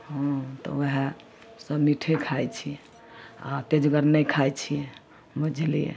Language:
Maithili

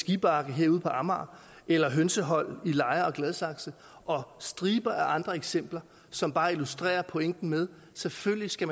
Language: Danish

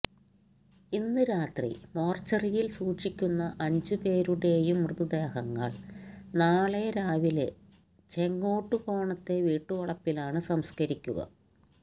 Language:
Malayalam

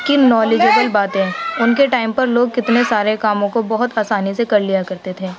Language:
Urdu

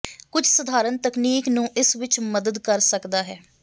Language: Punjabi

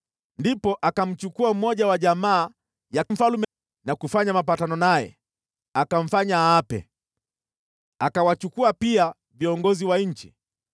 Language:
Swahili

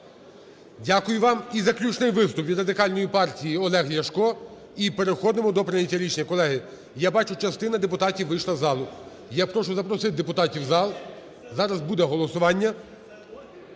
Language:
Ukrainian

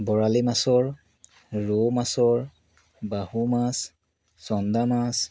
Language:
Assamese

